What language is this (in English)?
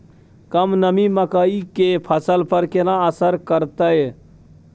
Maithili